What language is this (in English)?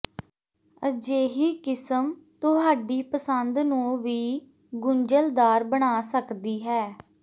Punjabi